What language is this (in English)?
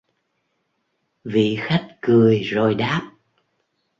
Vietnamese